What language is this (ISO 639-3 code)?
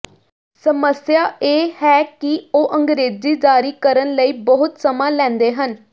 pan